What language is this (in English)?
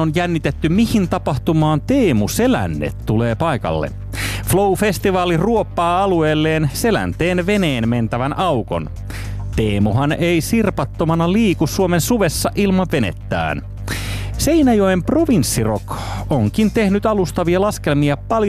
Finnish